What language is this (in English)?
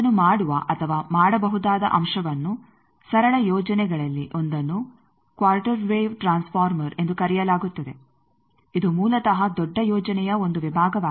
Kannada